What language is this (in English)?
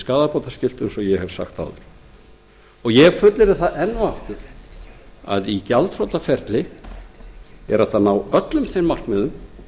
Icelandic